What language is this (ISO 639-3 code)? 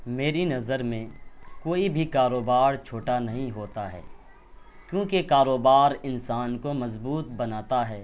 urd